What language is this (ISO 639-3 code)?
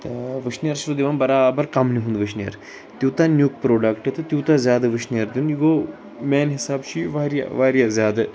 kas